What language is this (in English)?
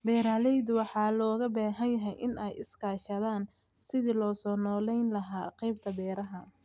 Somali